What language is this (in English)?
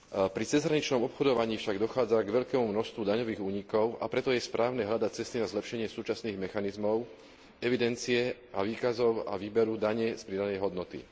Slovak